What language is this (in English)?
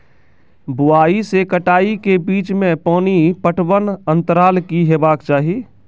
Maithili